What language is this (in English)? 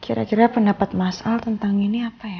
Indonesian